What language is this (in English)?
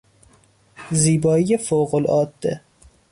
Persian